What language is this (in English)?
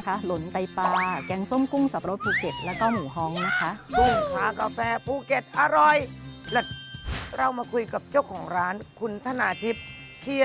Thai